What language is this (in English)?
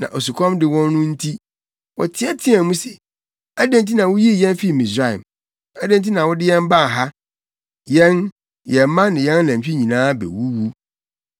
Akan